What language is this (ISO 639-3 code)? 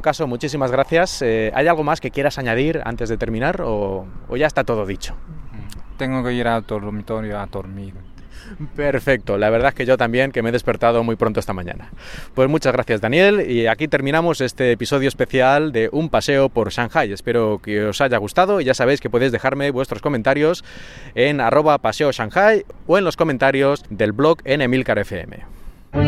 spa